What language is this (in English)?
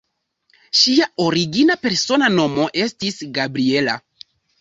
Esperanto